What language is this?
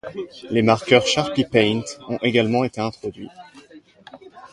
French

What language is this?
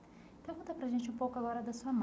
Portuguese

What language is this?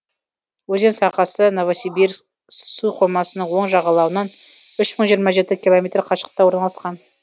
Kazakh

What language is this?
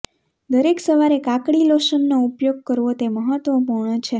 Gujarati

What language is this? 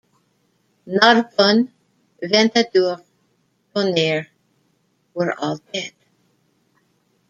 English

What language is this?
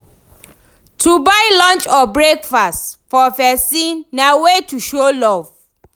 Nigerian Pidgin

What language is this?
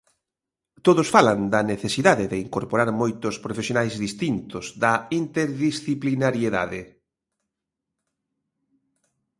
Galician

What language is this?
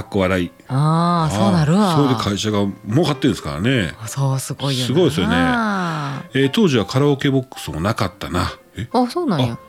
Japanese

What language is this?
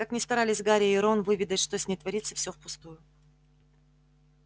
Russian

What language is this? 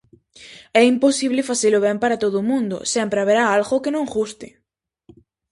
Galician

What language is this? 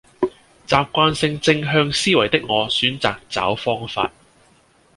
Cantonese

